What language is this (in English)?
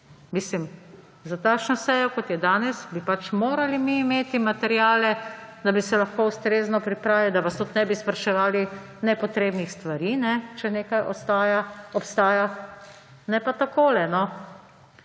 Slovenian